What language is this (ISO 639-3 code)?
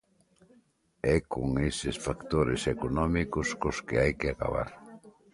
glg